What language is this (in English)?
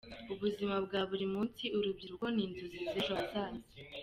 Kinyarwanda